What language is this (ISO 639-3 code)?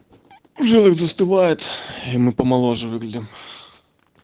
rus